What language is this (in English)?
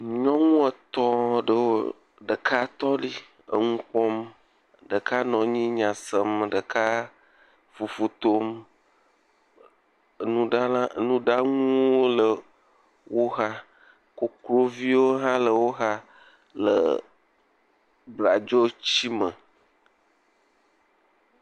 Ewe